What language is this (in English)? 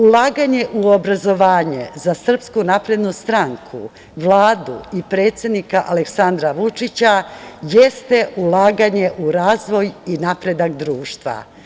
Serbian